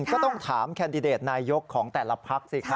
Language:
Thai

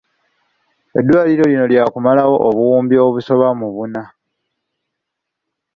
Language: Ganda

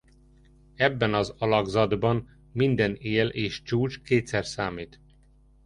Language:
Hungarian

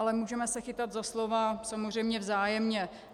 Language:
Czech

